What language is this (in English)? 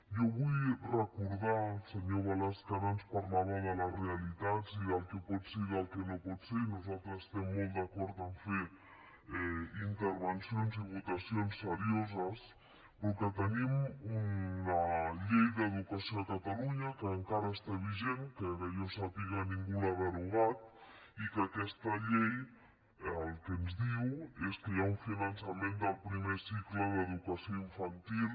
Catalan